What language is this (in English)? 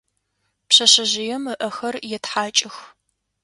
Adyghe